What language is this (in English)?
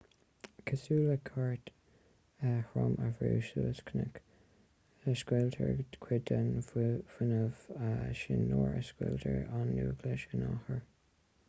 Irish